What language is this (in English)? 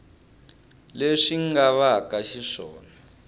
Tsonga